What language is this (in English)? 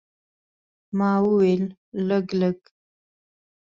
Pashto